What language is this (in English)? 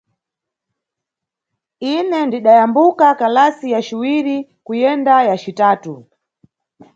Nyungwe